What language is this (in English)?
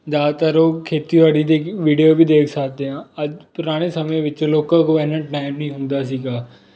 Punjabi